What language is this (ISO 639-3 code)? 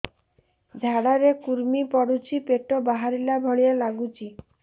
ori